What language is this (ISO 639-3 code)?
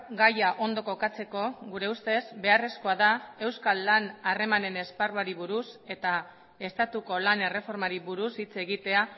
eus